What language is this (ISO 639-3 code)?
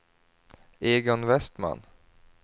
swe